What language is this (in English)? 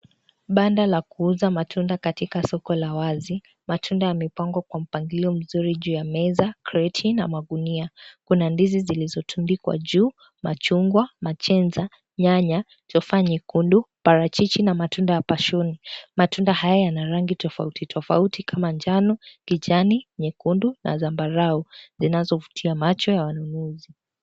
Swahili